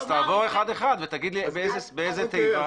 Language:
Hebrew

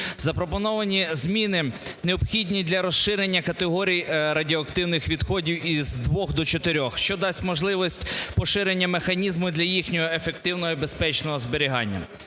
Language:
Ukrainian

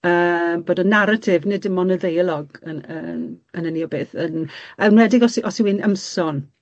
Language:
Welsh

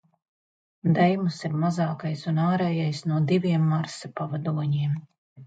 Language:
Latvian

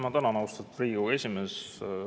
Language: Estonian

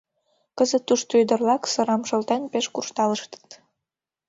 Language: Mari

